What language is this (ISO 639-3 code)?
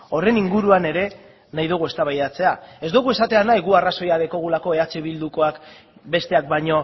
eus